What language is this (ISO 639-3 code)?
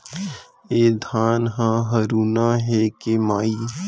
hne